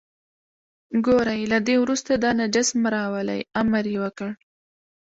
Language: Pashto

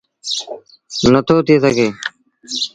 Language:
Sindhi Bhil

